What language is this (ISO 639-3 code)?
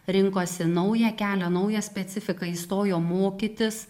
lit